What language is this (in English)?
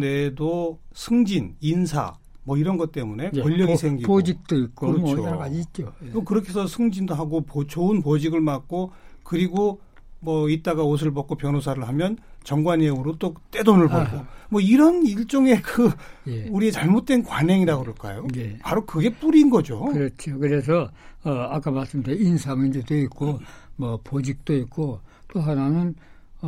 Korean